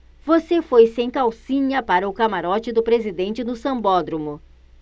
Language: Portuguese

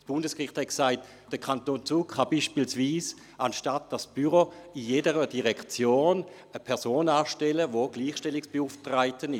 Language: Swiss German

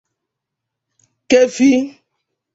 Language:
Igbo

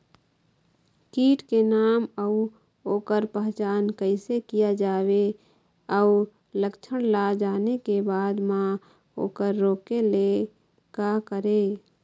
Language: Chhattisgarhi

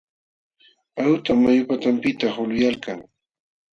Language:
Jauja Wanca Quechua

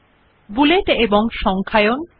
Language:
Bangla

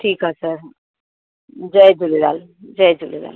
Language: Sindhi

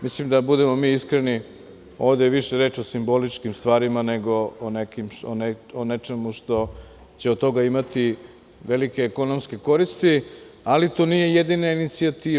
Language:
Serbian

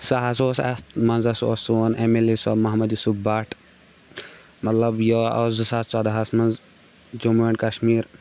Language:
Kashmiri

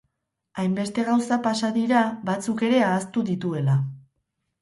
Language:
Basque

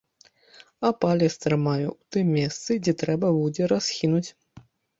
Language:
Belarusian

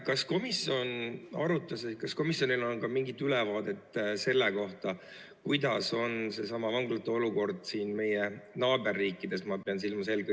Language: Estonian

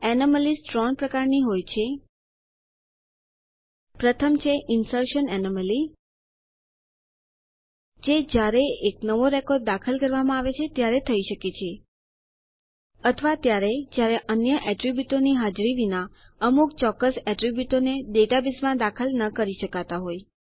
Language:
Gujarati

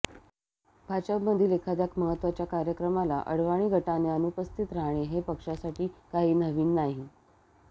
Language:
Marathi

